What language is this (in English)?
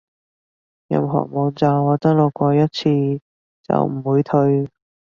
Cantonese